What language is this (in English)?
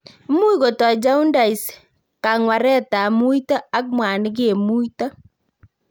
Kalenjin